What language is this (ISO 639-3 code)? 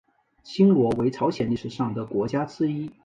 zho